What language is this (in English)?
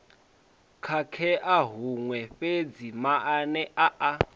Venda